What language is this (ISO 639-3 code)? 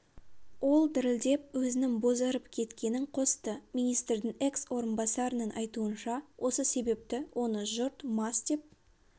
kaz